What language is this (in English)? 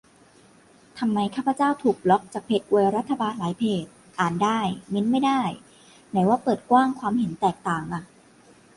Thai